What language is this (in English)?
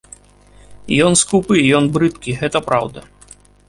Belarusian